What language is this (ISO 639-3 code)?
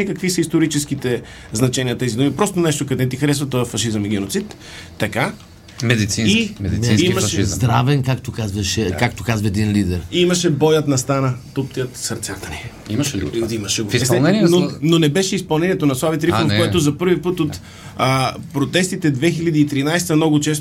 bul